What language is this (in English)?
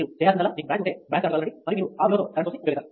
Telugu